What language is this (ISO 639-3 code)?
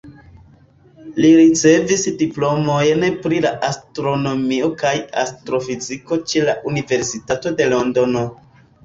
epo